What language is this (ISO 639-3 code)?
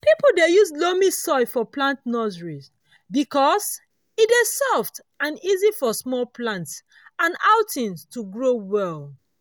pcm